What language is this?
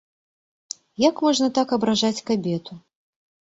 Belarusian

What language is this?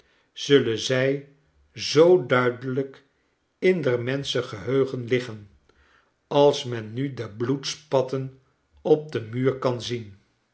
Dutch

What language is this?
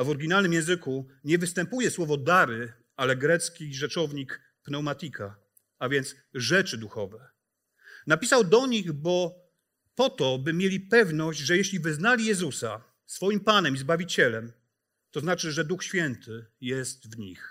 Polish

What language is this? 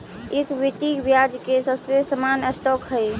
Magahi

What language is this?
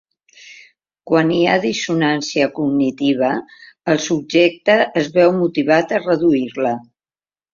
Catalan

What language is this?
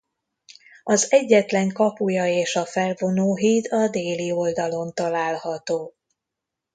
Hungarian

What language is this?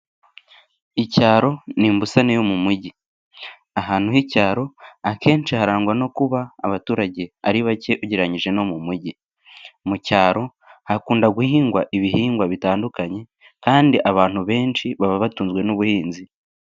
Kinyarwanda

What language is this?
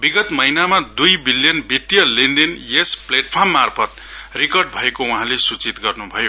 Nepali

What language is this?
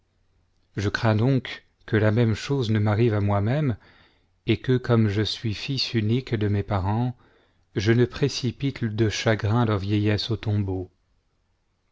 French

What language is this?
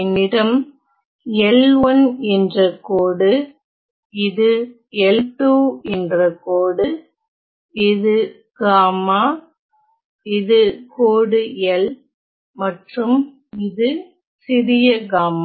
Tamil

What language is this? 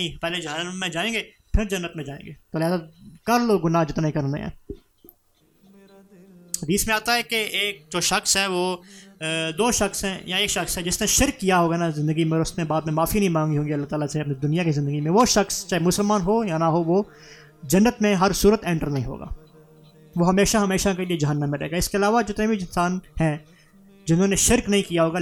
Urdu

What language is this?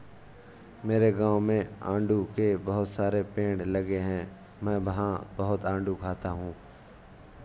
Hindi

